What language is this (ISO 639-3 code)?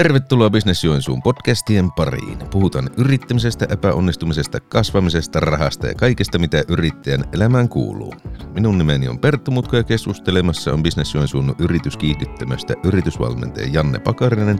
fin